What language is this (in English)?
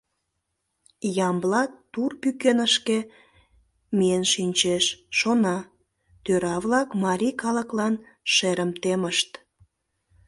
Mari